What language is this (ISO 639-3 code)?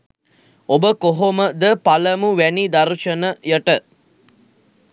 sin